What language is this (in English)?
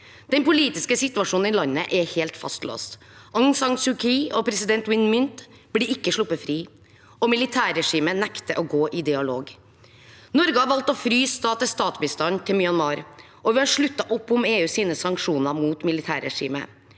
Norwegian